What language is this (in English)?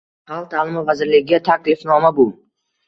Uzbek